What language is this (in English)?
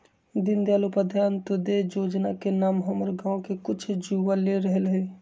Magahi